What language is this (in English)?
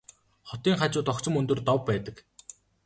Mongolian